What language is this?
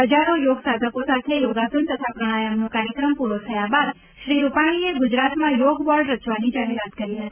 Gujarati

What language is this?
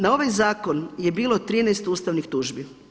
Croatian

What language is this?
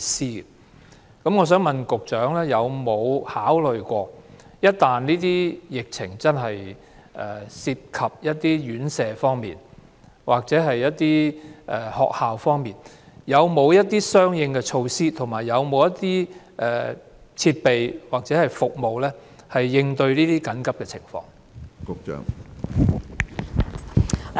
Cantonese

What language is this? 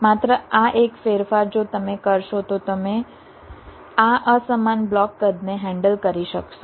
Gujarati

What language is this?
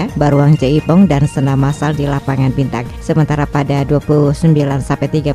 Indonesian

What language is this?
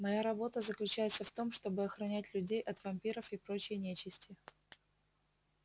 Russian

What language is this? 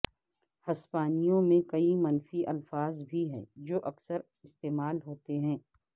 Urdu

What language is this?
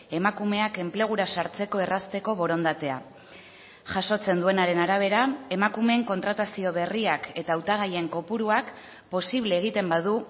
Basque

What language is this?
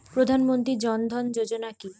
Bangla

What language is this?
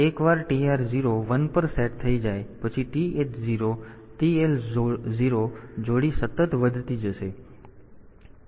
Gujarati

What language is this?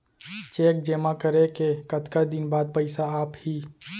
Chhattisgarhi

